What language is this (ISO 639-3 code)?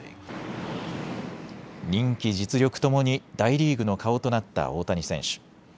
jpn